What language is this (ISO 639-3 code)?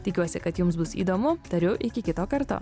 lit